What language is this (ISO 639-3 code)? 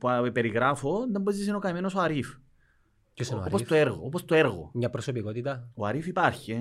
ell